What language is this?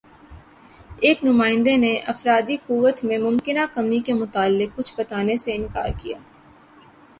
Urdu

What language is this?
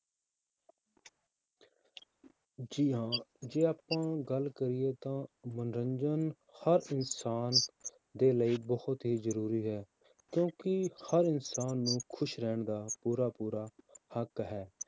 Punjabi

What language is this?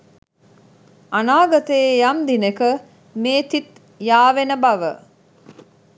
Sinhala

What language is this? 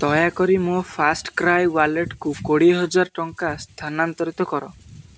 Odia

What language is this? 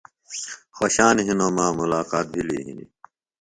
Phalura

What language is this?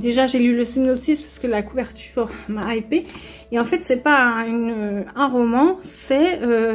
French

